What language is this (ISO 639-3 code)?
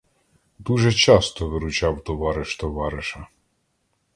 ukr